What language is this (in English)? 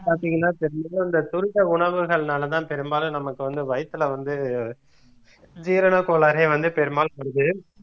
Tamil